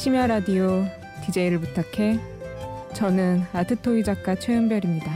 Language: Korean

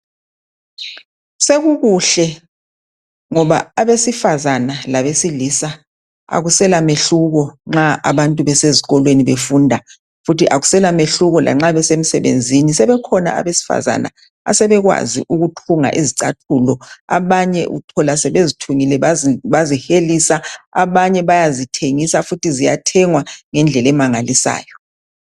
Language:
North Ndebele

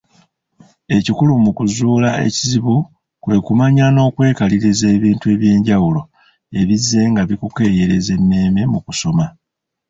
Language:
Ganda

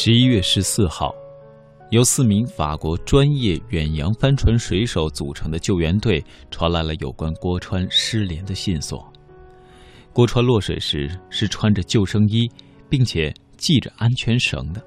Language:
Chinese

